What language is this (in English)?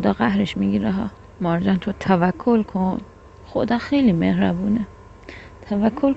Persian